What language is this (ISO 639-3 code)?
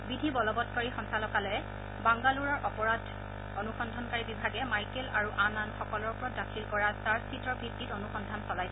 asm